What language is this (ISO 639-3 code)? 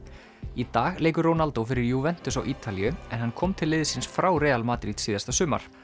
isl